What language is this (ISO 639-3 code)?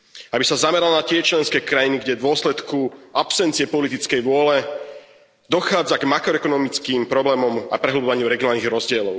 slk